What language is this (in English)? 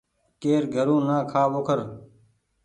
Goaria